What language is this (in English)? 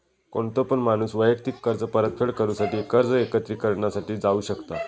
Marathi